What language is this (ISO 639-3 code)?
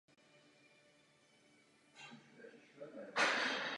ces